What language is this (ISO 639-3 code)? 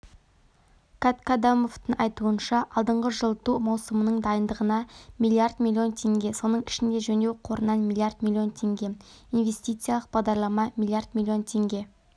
kaz